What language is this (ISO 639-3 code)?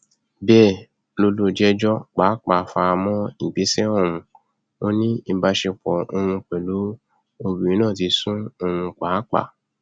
yor